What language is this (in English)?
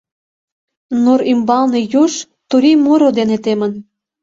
Mari